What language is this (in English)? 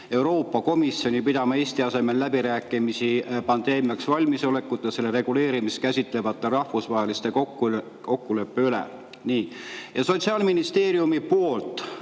Estonian